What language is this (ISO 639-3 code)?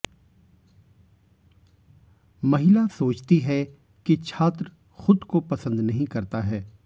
hin